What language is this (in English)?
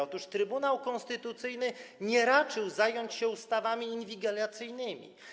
Polish